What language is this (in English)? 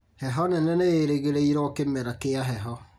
Kikuyu